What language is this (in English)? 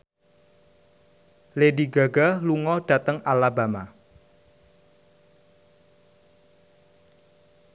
Javanese